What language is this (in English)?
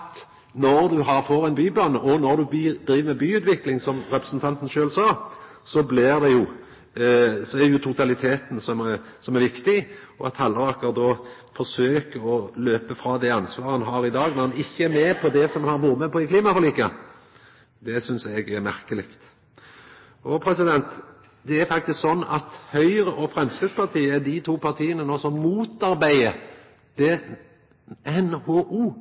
Norwegian Nynorsk